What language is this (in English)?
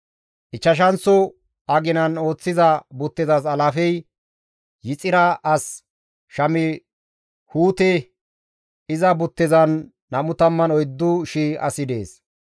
Gamo